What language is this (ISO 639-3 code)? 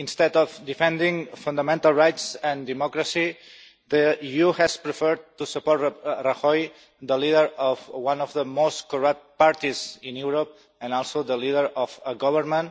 eng